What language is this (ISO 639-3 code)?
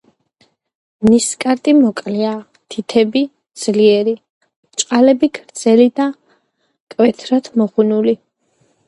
kat